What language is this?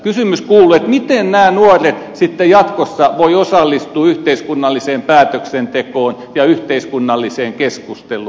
Finnish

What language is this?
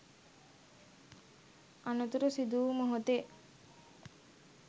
Sinhala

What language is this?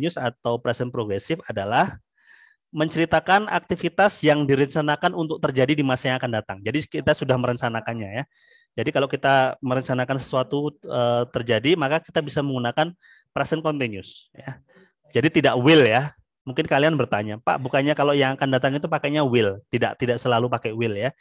Indonesian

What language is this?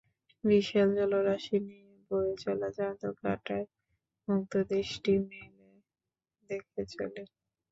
Bangla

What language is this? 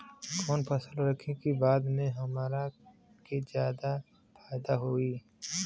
Bhojpuri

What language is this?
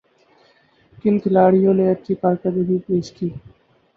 Urdu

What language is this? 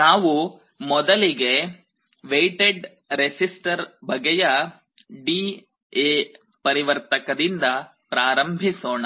Kannada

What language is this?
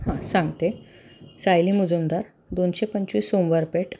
Marathi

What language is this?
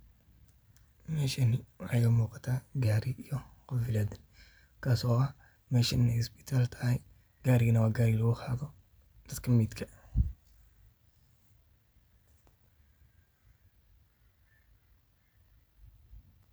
Somali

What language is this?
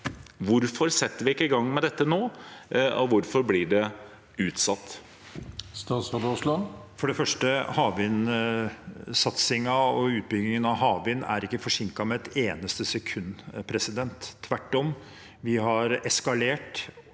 Norwegian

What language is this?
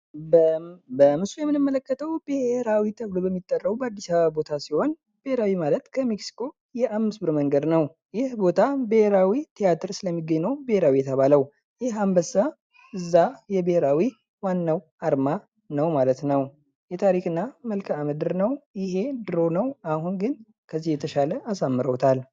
Amharic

